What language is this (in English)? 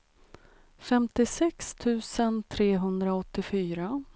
Swedish